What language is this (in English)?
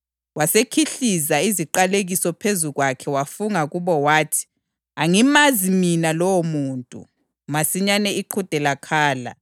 North Ndebele